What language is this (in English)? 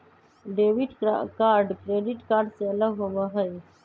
Magahi